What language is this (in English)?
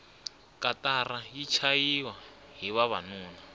Tsonga